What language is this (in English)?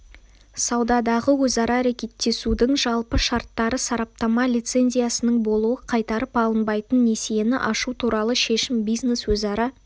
Kazakh